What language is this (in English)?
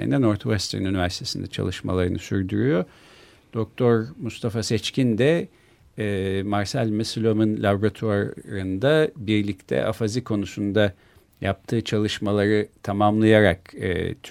Turkish